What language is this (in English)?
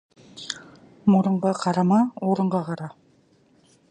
Kazakh